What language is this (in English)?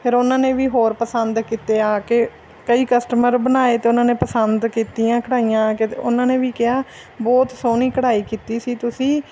Punjabi